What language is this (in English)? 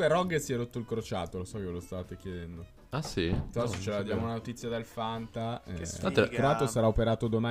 Italian